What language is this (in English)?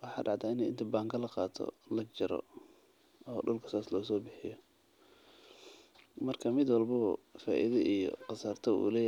Somali